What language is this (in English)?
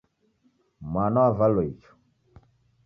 Taita